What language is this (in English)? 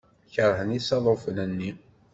Kabyle